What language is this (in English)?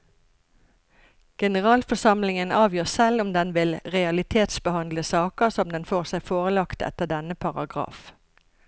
Norwegian